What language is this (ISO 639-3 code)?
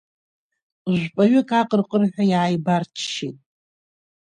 abk